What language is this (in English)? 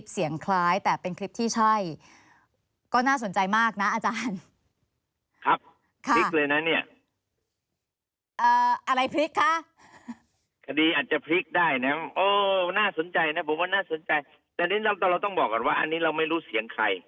Thai